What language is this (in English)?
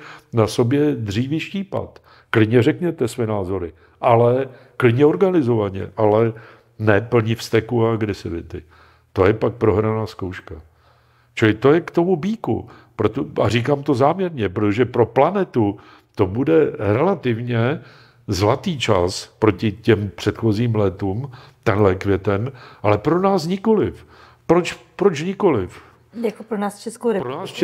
Czech